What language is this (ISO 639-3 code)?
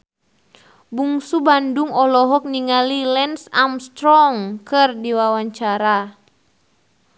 sun